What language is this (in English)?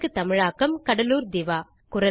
Tamil